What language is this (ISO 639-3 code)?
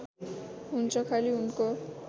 nep